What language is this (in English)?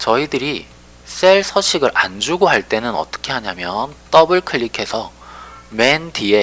Korean